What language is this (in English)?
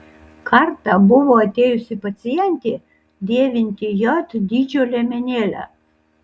Lithuanian